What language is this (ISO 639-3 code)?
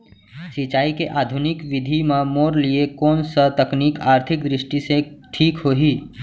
hne